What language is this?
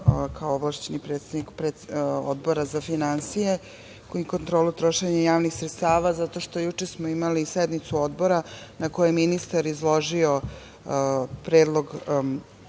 Serbian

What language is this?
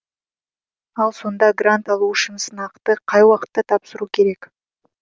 Kazakh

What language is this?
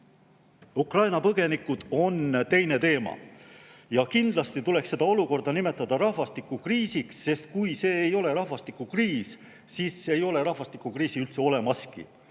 Estonian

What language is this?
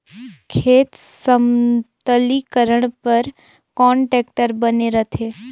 Chhattisgarhi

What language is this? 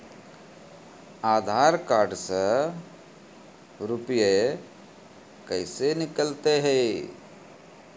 Maithili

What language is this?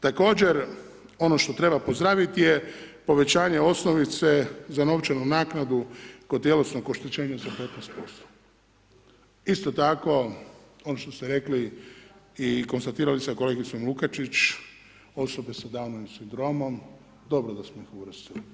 Croatian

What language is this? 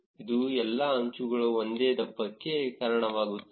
Kannada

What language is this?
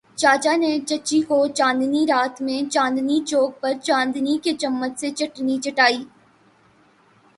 Urdu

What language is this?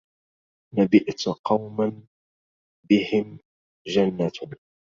Arabic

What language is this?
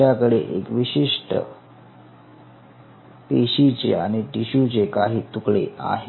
Marathi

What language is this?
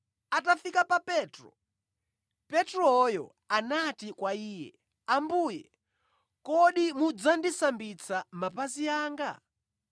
Nyanja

